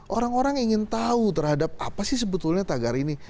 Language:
Indonesian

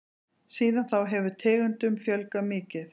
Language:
Icelandic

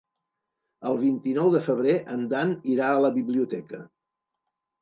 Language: Catalan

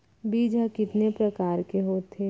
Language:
Chhattisgarhi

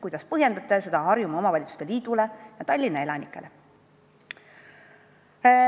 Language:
Estonian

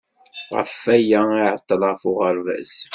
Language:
Kabyle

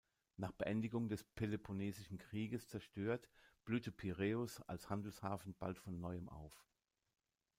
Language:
German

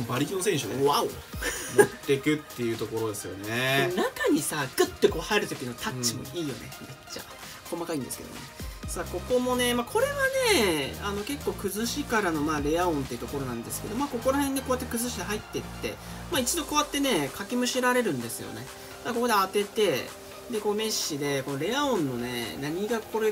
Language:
Japanese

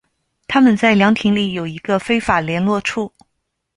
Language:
Chinese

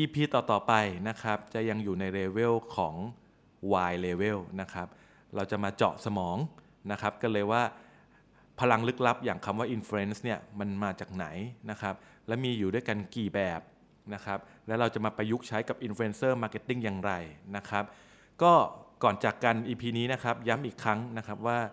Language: Thai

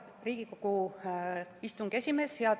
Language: Estonian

